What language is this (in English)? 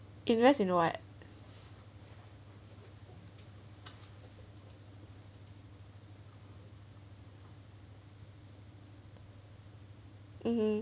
English